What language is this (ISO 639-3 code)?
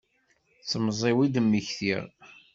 kab